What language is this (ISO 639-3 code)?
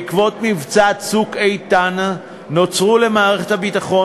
heb